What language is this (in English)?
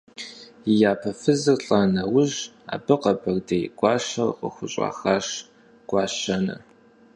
Kabardian